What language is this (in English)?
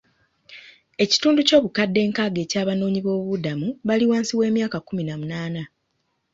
Ganda